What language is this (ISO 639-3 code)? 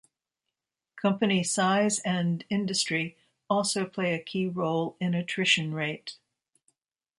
eng